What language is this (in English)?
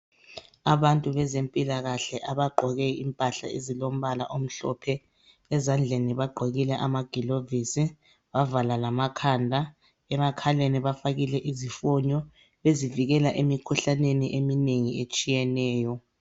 North Ndebele